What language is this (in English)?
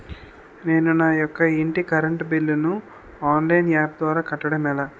Telugu